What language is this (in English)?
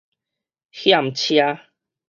Min Nan Chinese